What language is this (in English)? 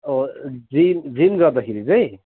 Nepali